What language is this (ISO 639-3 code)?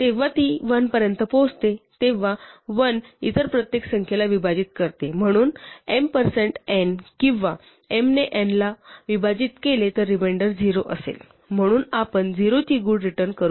mar